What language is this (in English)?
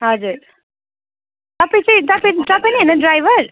Nepali